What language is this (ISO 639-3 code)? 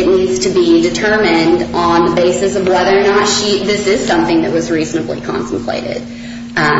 eng